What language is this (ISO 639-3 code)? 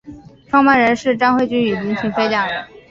zho